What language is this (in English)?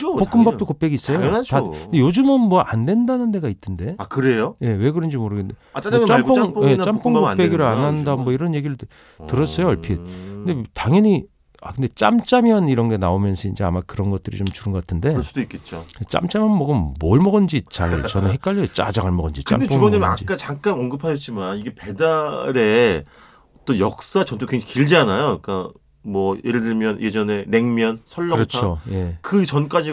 Korean